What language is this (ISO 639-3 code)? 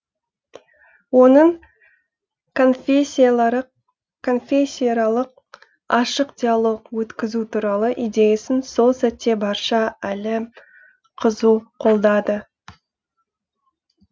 kaz